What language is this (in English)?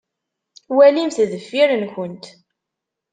Kabyle